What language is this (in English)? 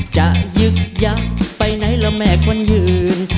Thai